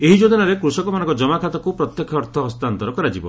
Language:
Odia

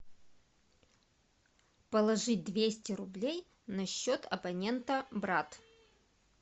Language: Russian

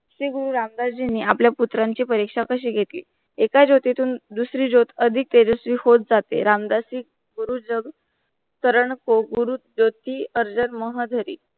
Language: Marathi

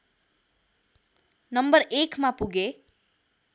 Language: Nepali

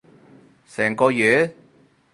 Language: Cantonese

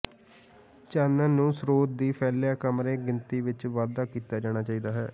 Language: Punjabi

